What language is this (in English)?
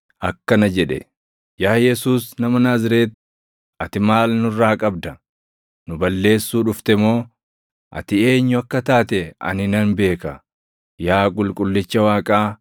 Oromo